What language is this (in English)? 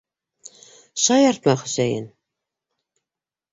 Bashkir